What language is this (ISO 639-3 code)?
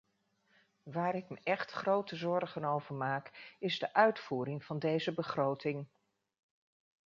nld